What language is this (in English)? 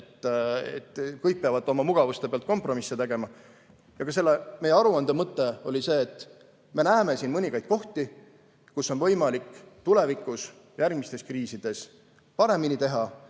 Estonian